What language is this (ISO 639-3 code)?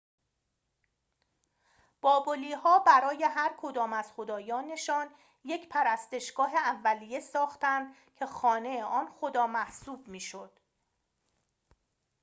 fas